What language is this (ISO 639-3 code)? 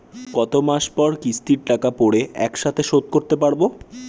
ben